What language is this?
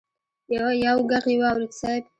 Pashto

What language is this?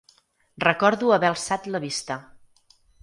Catalan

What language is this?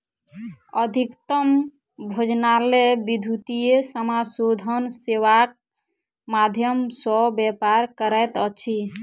Maithili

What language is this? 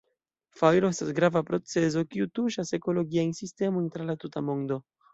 Esperanto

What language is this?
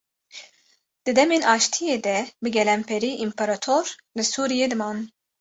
Kurdish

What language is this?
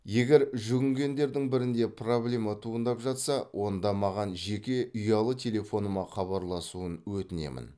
Kazakh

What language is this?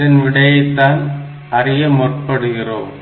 Tamil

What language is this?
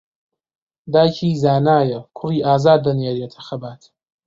Central Kurdish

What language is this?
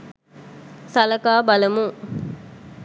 Sinhala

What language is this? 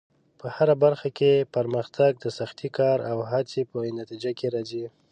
Pashto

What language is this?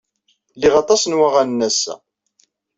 Kabyle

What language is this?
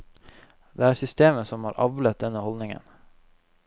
Norwegian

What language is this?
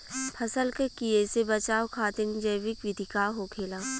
Bhojpuri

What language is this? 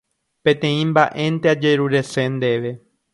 Guarani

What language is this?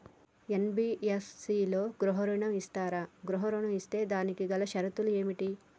Telugu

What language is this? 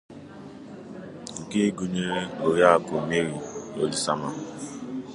Igbo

